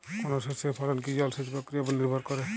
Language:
Bangla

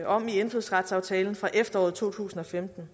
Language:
Danish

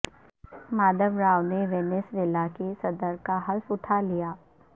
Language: Urdu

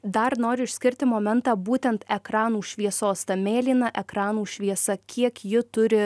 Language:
Lithuanian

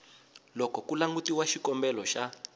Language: Tsonga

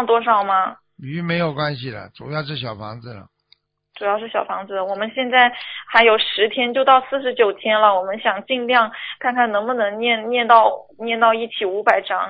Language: Chinese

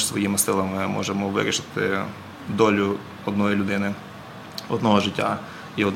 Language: Ukrainian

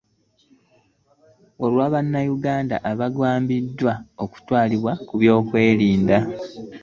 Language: Ganda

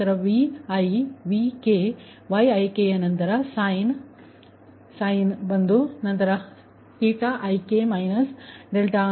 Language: Kannada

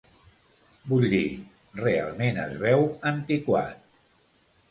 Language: Catalan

